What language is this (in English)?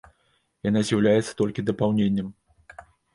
Belarusian